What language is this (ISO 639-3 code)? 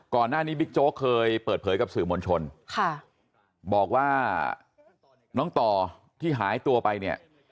tha